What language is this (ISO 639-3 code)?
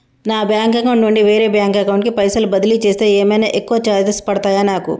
tel